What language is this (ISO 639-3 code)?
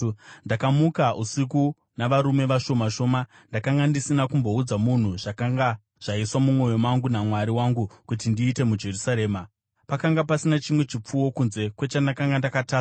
sna